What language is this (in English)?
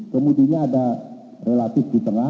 Indonesian